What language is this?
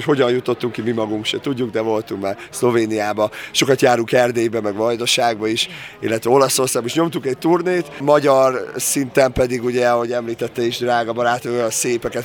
Hungarian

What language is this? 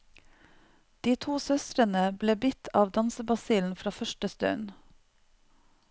Norwegian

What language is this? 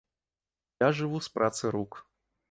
Belarusian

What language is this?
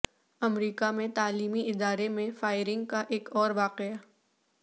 Urdu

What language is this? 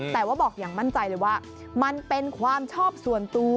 Thai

